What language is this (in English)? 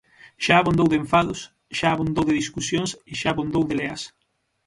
Galician